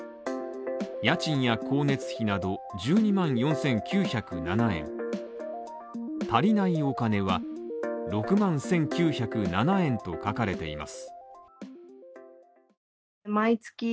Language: Japanese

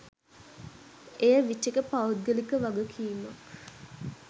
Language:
Sinhala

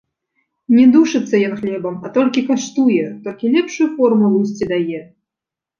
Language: Belarusian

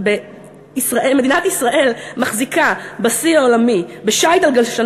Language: Hebrew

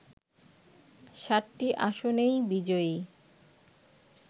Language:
Bangla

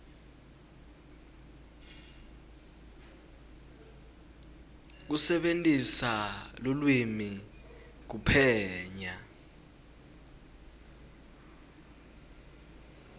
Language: Swati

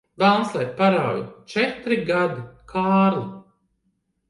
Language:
Latvian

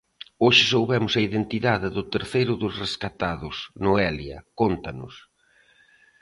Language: Galician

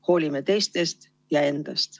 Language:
Estonian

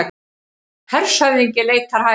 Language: Icelandic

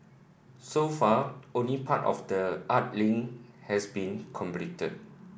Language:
English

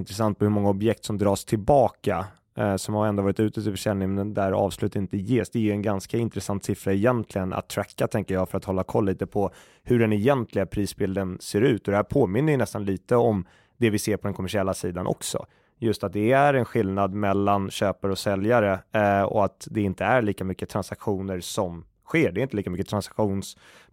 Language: Swedish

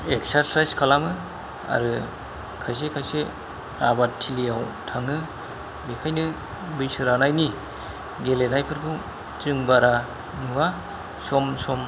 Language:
Bodo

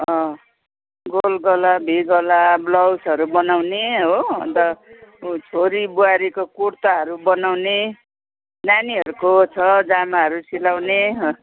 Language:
Nepali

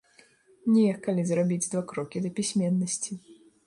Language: Belarusian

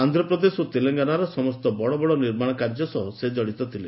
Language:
Odia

